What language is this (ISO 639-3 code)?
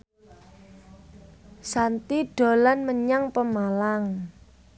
jav